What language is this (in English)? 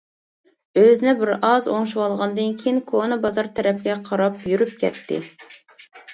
Uyghur